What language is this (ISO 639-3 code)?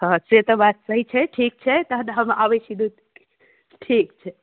mai